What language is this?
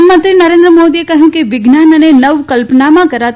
Gujarati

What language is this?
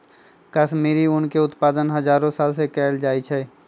Magahi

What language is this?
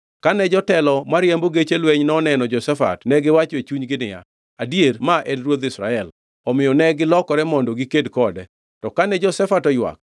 Luo (Kenya and Tanzania)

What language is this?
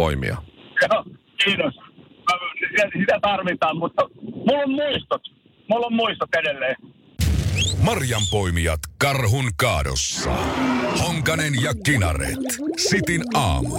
Finnish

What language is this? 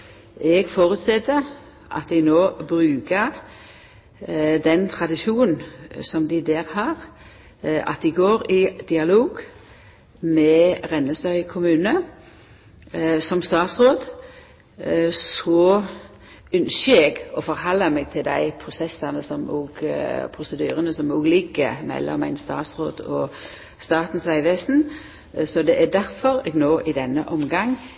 Norwegian Nynorsk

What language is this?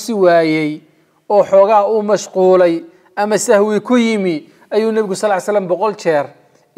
Arabic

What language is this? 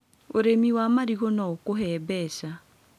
Kikuyu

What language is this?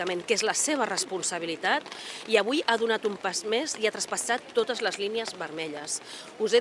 Catalan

